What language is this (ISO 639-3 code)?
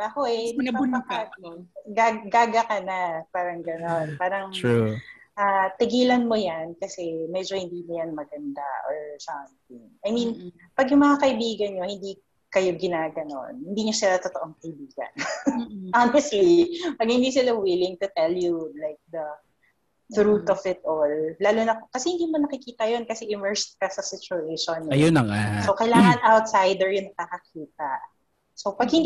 fil